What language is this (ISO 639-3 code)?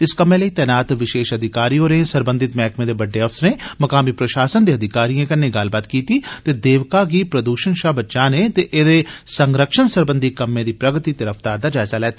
doi